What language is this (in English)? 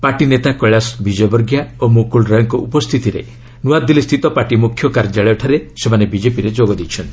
Odia